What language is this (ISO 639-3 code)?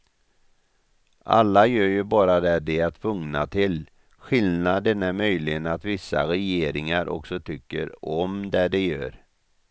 swe